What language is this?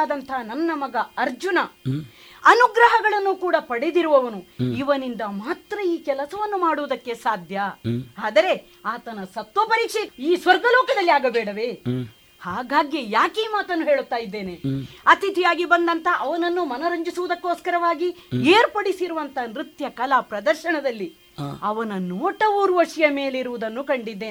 Kannada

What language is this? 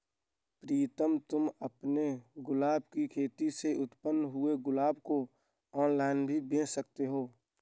Hindi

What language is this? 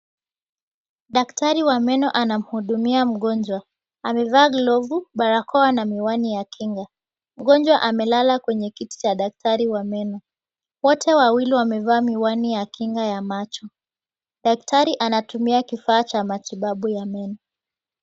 Swahili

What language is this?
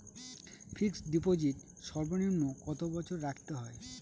Bangla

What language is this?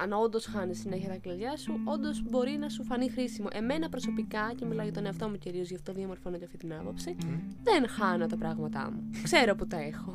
Greek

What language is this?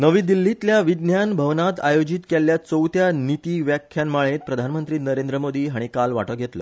Konkani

